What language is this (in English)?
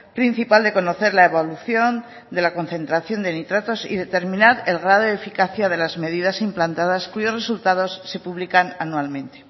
Spanish